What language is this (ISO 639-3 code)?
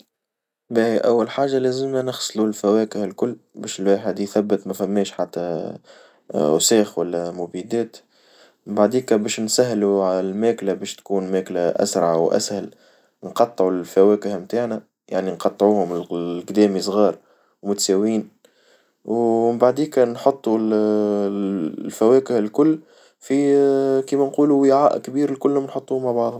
aeb